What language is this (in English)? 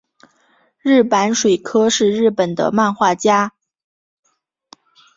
Chinese